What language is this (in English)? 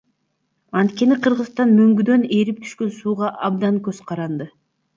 Kyrgyz